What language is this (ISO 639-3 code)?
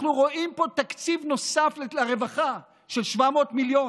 heb